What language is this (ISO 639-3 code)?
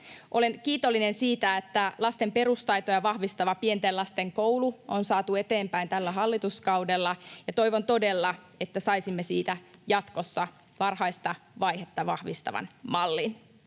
fin